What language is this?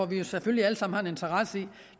Danish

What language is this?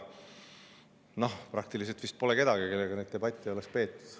Estonian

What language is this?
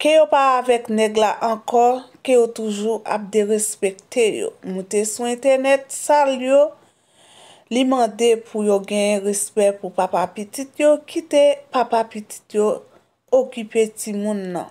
French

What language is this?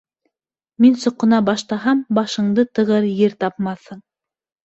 Bashkir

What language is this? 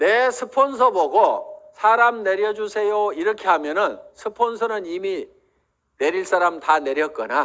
Korean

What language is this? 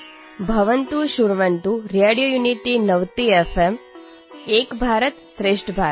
Odia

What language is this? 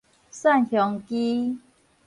Min Nan Chinese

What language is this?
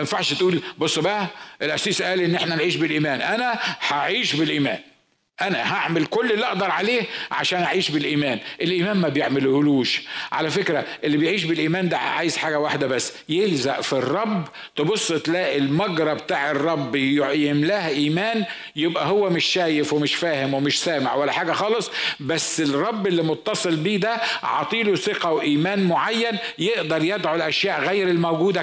Arabic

